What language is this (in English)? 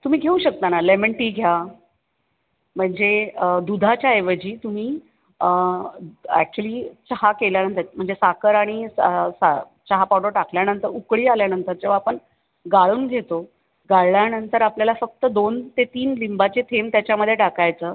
Marathi